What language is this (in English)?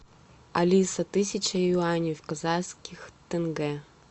Russian